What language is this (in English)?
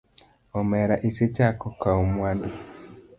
Luo (Kenya and Tanzania)